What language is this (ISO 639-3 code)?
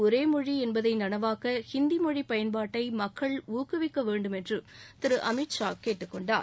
tam